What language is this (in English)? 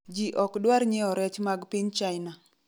Luo (Kenya and Tanzania)